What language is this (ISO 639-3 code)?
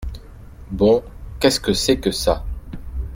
fra